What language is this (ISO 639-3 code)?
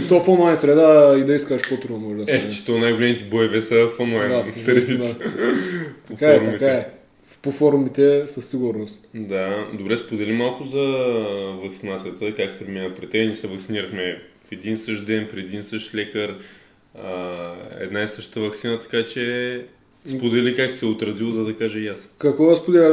bul